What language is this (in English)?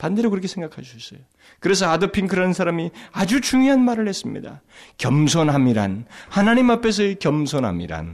Korean